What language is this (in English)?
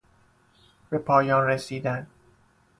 Persian